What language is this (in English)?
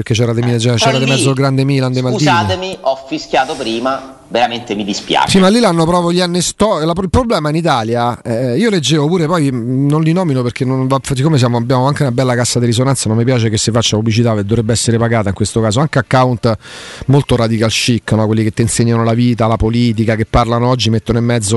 Italian